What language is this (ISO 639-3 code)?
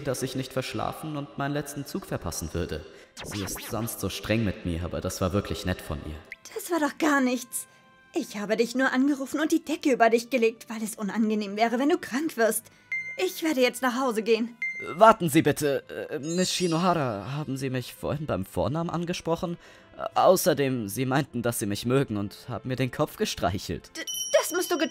deu